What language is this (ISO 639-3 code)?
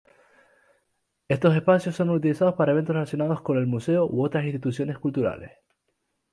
spa